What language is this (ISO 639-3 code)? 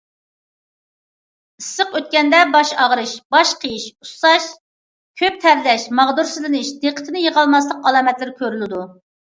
uig